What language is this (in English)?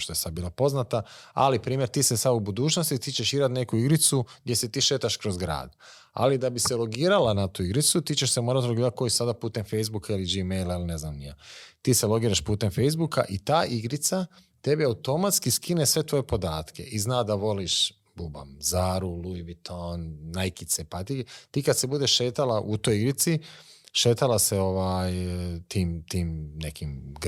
Croatian